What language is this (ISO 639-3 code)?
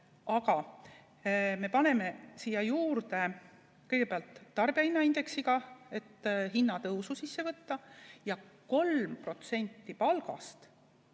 est